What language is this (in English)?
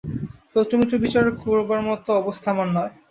Bangla